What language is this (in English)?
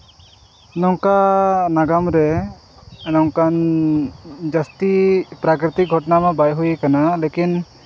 Santali